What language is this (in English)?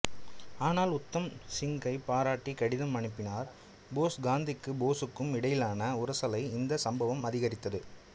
Tamil